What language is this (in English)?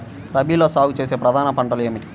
Telugu